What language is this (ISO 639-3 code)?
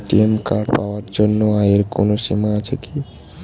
ben